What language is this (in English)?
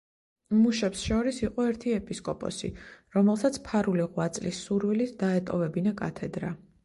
Georgian